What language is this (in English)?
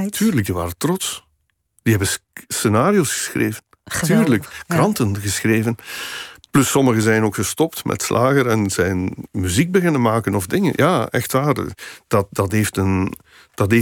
Dutch